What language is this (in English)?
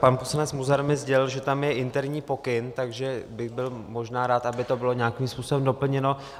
Czech